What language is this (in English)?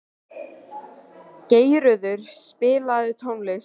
Icelandic